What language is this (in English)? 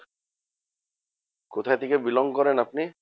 Bangla